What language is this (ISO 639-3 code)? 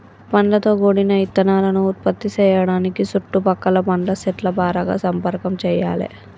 tel